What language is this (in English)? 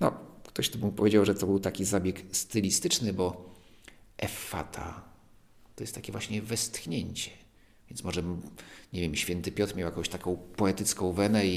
Polish